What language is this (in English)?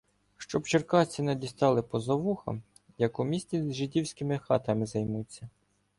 Ukrainian